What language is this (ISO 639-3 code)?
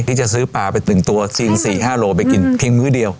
tha